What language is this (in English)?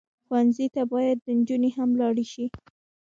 Pashto